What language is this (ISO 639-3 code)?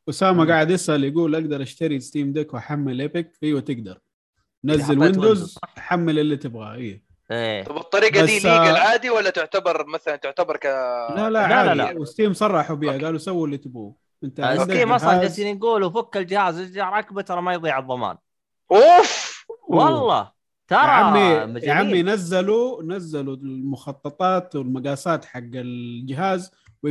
ara